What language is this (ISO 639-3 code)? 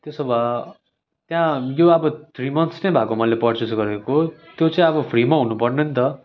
nep